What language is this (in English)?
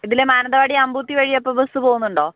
Malayalam